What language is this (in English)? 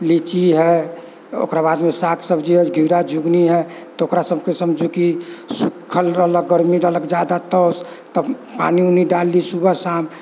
Maithili